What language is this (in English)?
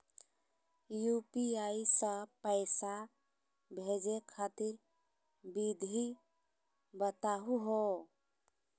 Magahi